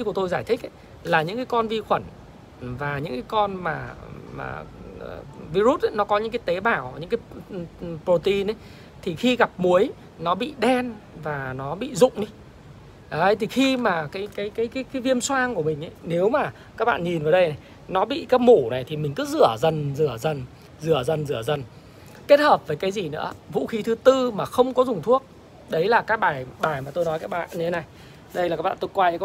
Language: Vietnamese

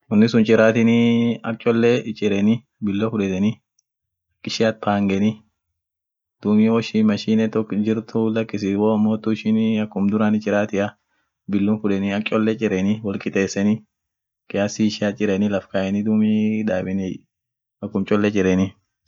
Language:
Orma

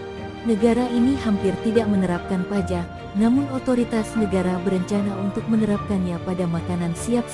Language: Indonesian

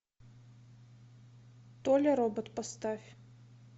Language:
Russian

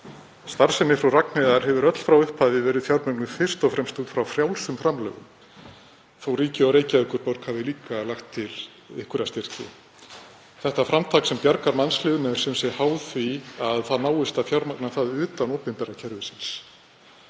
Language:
Icelandic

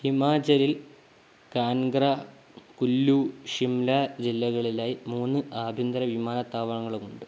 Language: Malayalam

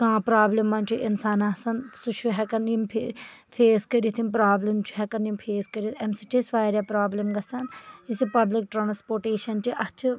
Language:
Kashmiri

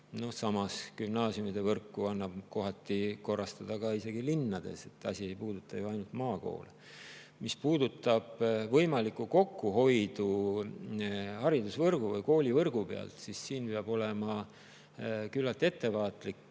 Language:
Estonian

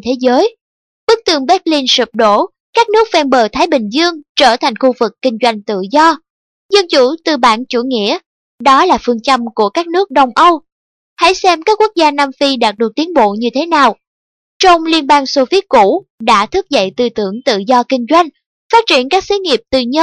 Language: Vietnamese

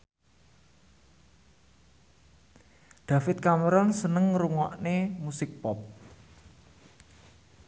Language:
Javanese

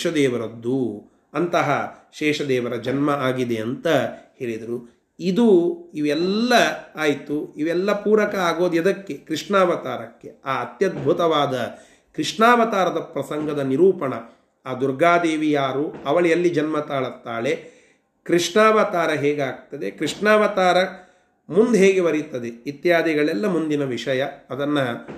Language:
Kannada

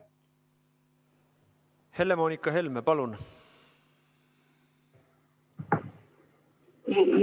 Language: Estonian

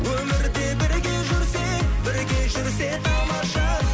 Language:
Kazakh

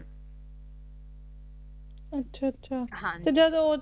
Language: Punjabi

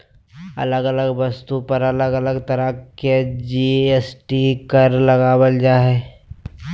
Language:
Magahi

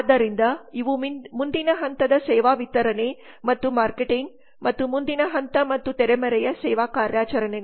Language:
Kannada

